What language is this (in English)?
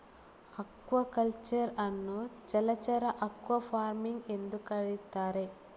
Kannada